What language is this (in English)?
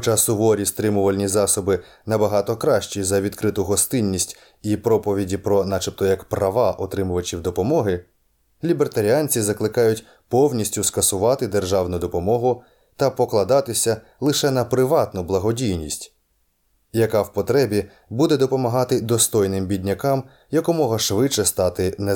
Ukrainian